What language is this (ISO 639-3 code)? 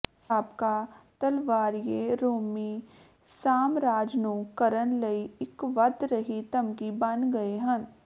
pan